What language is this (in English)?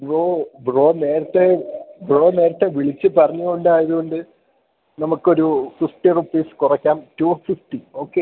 Malayalam